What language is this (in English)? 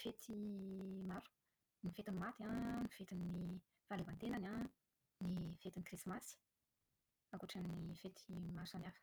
Malagasy